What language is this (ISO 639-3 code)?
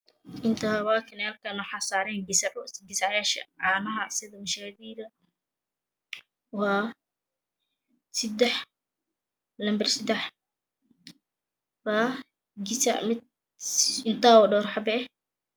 som